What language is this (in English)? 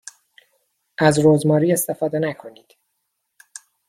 Persian